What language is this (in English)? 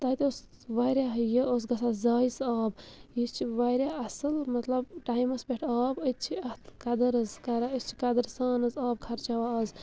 Kashmiri